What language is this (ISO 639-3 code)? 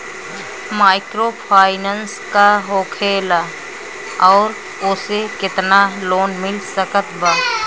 bho